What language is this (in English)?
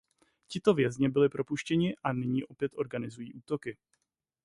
Czech